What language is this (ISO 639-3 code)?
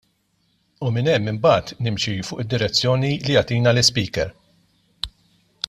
mlt